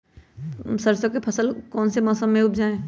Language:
Magahi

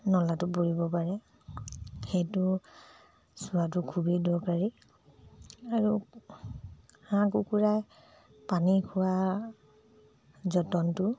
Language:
Assamese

